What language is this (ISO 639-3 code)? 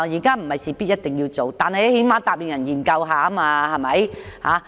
yue